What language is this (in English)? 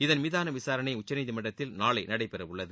Tamil